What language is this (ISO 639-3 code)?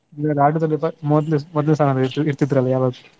kan